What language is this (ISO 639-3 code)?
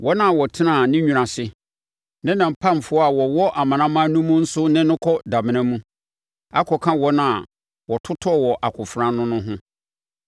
aka